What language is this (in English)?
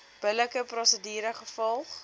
Afrikaans